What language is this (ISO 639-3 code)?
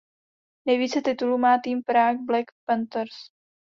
ces